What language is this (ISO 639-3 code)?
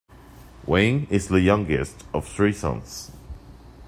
eng